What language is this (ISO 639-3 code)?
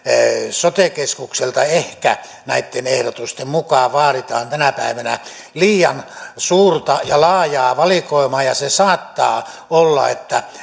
fin